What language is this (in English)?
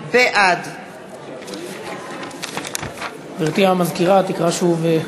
Hebrew